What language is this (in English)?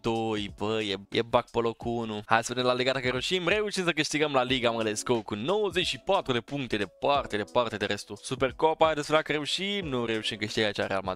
Romanian